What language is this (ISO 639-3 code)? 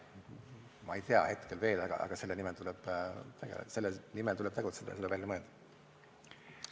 est